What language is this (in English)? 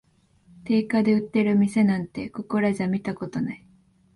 Japanese